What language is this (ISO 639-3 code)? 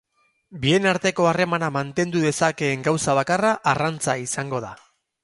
eus